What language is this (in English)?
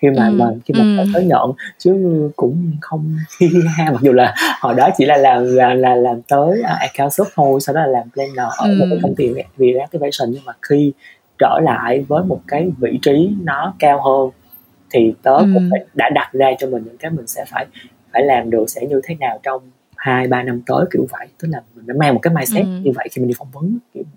Vietnamese